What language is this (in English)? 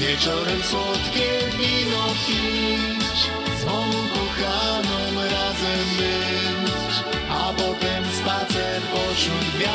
Polish